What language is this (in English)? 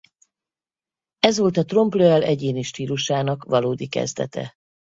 Hungarian